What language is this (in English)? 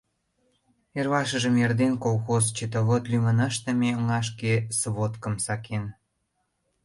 Mari